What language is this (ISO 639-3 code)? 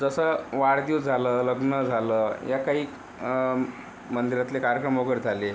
mar